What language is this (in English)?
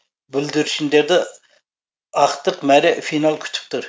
Kazakh